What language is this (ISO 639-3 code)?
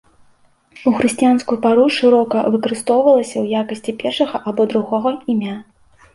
bel